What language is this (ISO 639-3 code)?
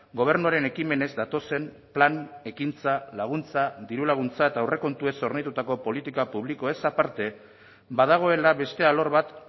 eus